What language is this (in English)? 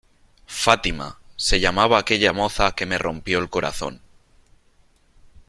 Spanish